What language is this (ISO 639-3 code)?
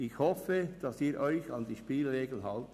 gsw